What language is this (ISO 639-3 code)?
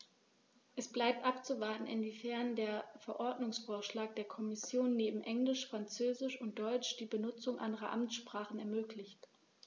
deu